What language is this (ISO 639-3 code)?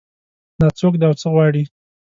pus